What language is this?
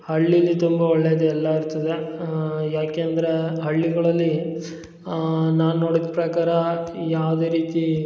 Kannada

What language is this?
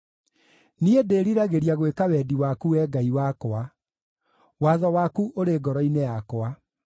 Kikuyu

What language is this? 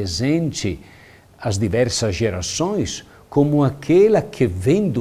Portuguese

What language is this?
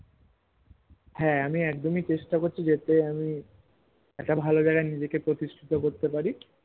Bangla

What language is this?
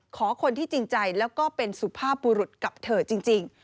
Thai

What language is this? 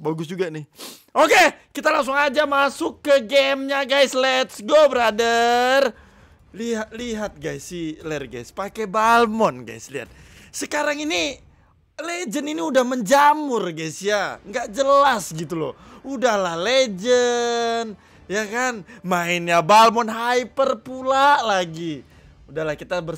Indonesian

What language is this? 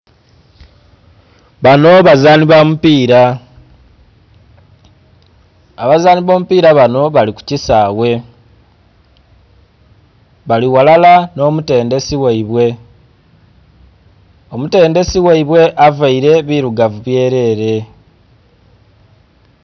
Soga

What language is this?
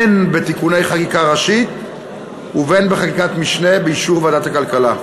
Hebrew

